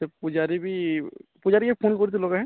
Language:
Odia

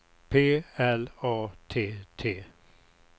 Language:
Swedish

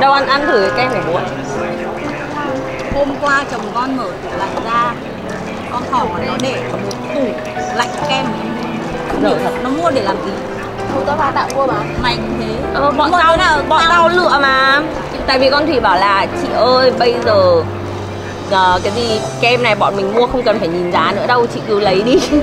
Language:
Vietnamese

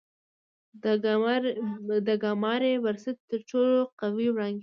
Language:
Pashto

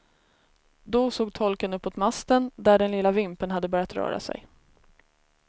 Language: Swedish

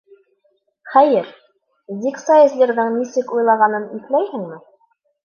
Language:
Bashkir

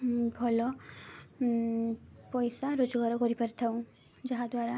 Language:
Odia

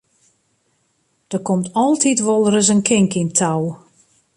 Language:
Western Frisian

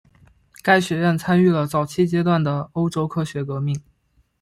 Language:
Chinese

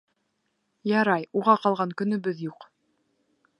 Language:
Bashkir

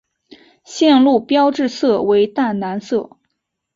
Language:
Chinese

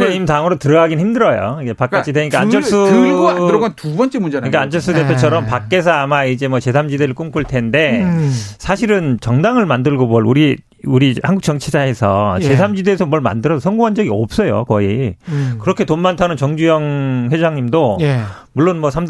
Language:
Korean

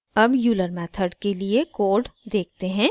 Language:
Hindi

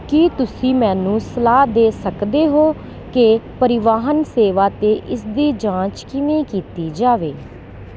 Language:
Punjabi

